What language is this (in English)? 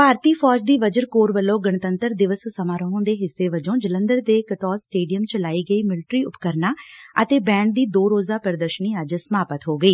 Punjabi